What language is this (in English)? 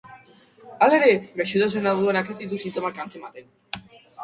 Basque